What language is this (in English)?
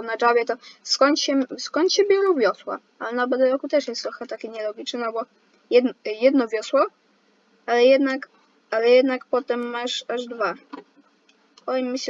Polish